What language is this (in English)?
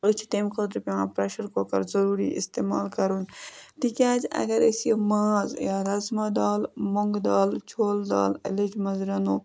Kashmiri